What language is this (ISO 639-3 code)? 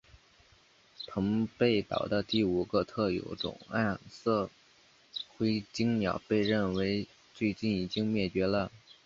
zho